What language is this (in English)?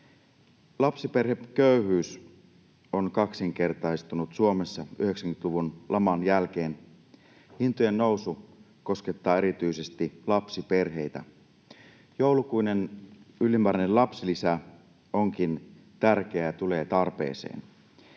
Finnish